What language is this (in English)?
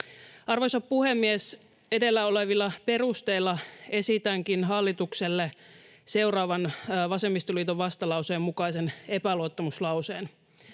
Finnish